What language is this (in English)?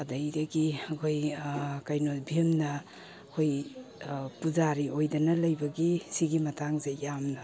Manipuri